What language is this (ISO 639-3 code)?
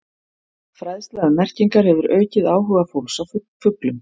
isl